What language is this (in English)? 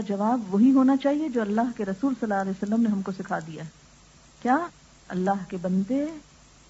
Urdu